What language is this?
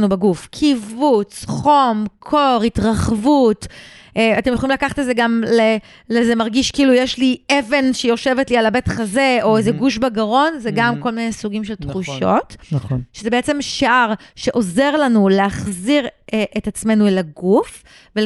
Hebrew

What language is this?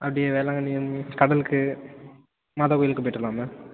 Tamil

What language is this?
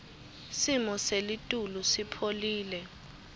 Swati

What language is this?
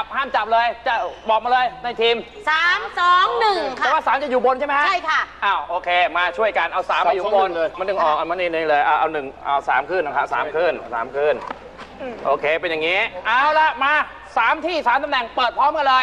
Thai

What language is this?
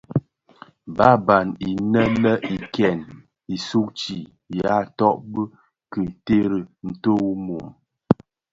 Bafia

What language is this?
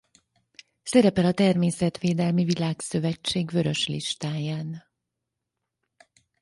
Hungarian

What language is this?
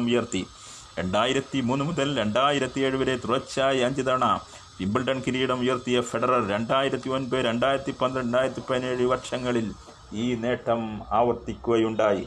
Malayalam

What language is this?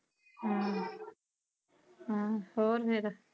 Punjabi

